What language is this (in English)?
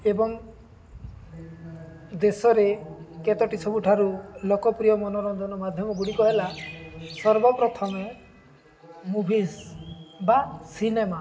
Odia